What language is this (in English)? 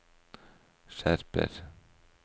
Norwegian